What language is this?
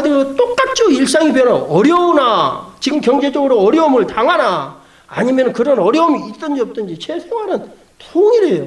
Korean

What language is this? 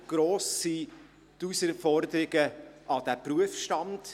Swiss German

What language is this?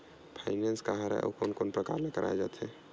Chhattisgarhi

